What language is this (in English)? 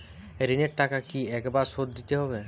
Bangla